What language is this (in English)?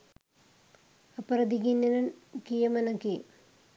Sinhala